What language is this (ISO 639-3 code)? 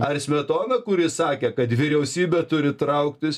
lit